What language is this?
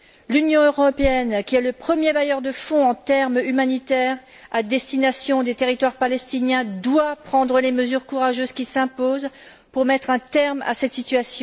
French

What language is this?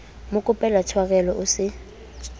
Southern Sotho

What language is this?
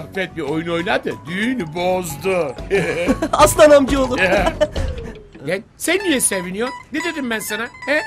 Turkish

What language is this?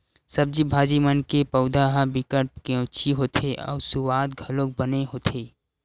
Chhattisgarhi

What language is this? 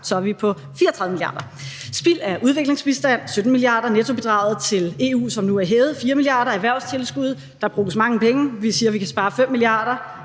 Danish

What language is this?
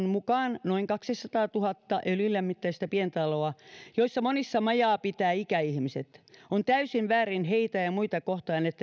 Finnish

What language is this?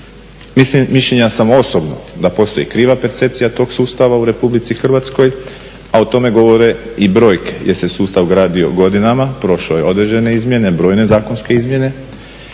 Croatian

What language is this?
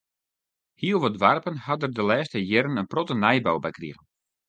Western Frisian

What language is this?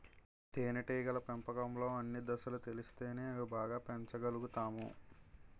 Telugu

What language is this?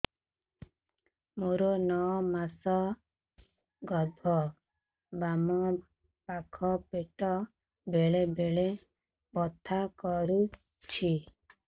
Odia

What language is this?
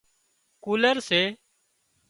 Wadiyara Koli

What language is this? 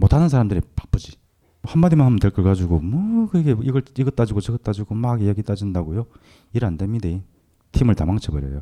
Korean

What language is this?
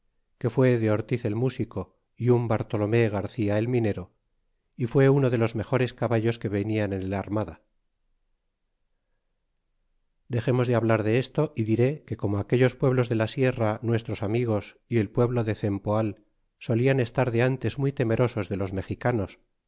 Spanish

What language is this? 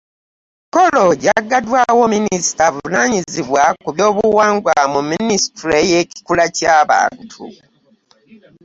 Ganda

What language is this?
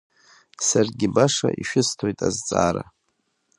Abkhazian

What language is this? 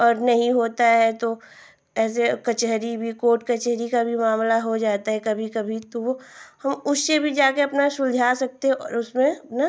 Hindi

